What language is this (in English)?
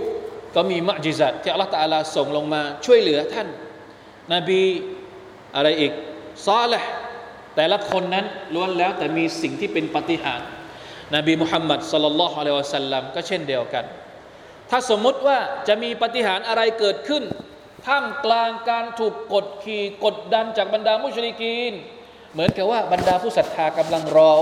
Thai